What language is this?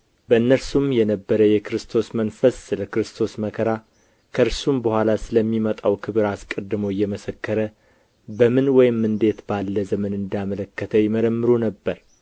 Amharic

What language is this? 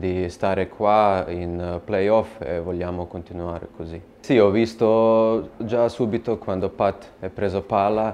Italian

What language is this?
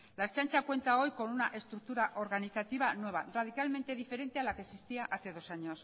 Spanish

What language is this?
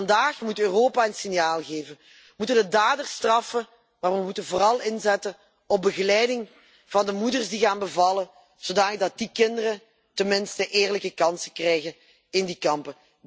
Dutch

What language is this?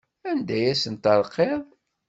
Kabyle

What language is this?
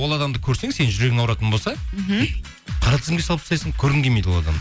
Kazakh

